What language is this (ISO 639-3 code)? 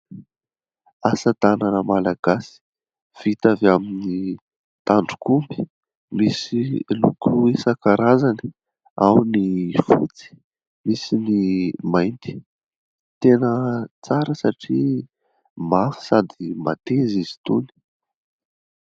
mlg